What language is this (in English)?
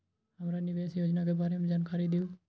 Magahi